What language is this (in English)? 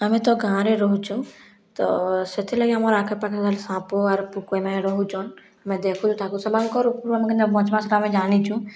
Odia